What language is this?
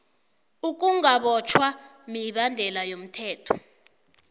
South Ndebele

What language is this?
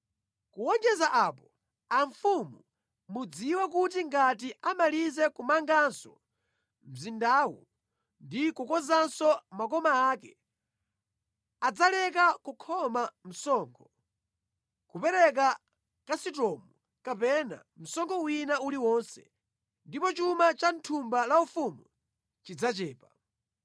Nyanja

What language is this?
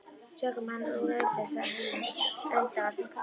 Icelandic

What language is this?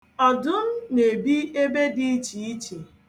Igbo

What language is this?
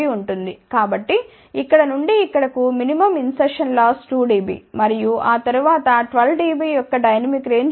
Telugu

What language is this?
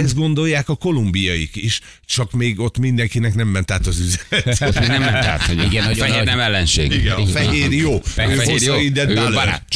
Hungarian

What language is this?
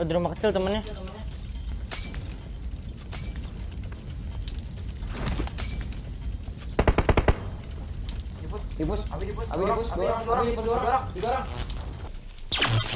Indonesian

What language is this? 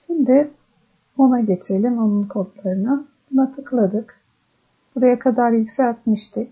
Turkish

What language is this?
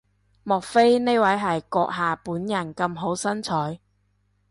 Cantonese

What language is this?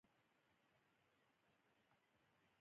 Pashto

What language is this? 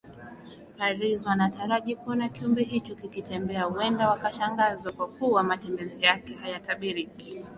Swahili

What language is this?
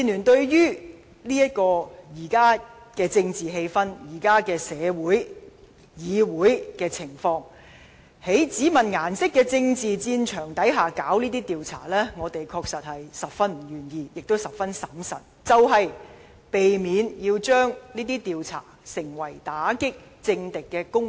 Cantonese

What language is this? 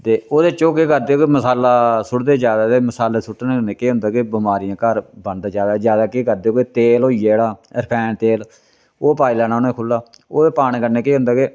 Dogri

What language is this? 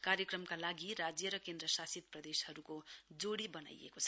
Nepali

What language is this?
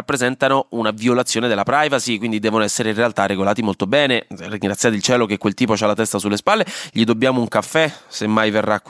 Italian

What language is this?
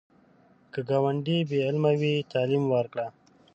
Pashto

